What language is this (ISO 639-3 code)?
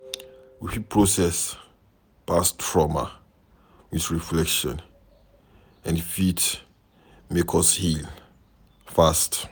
pcm